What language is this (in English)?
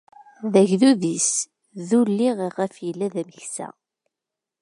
Kabyle